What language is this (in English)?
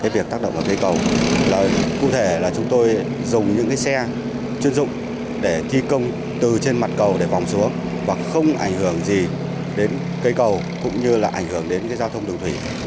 Vietnamese